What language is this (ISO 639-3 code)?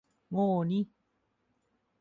tha